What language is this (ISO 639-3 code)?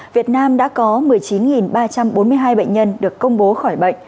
vie